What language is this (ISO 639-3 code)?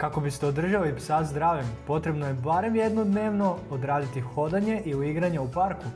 hrv